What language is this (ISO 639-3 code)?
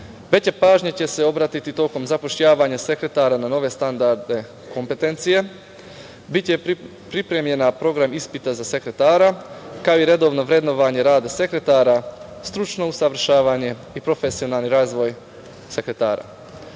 srp